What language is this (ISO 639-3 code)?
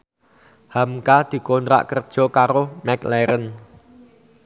jav